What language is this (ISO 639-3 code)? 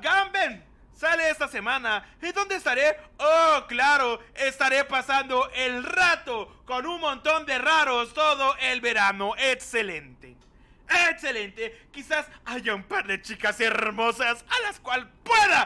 spa